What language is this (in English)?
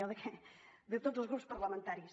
Catalan